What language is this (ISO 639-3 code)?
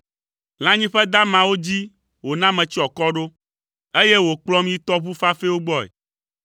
ewe